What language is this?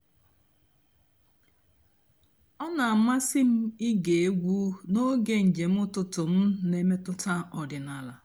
Igbo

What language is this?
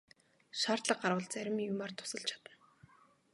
Mongolian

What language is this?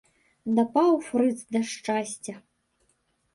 Belarusian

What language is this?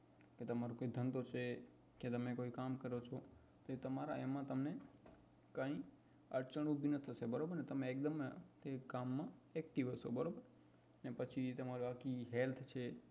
Gujarati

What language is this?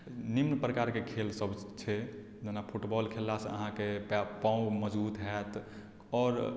Maithili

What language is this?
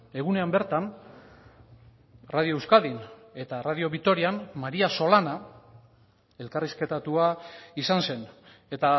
Basque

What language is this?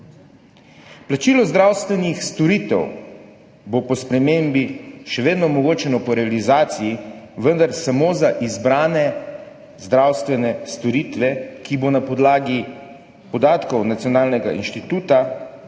Slovenian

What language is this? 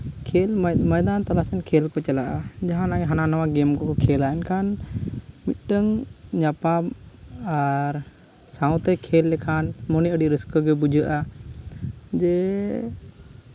Santali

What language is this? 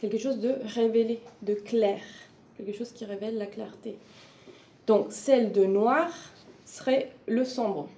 French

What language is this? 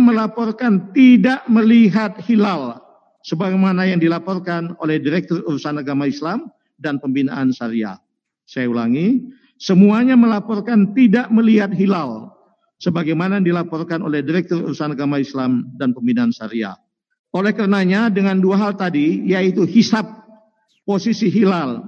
Indonesian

